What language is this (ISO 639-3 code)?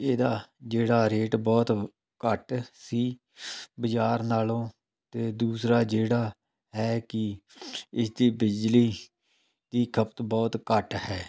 pan